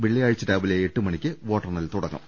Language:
Malayalam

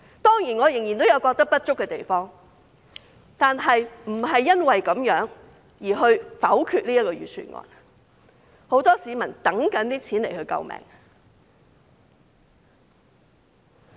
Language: Cantonese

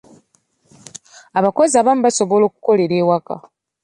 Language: Ganda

